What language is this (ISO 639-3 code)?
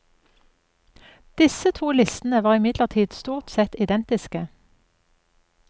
nor